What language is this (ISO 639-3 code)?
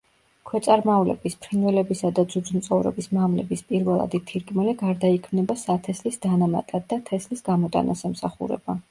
kat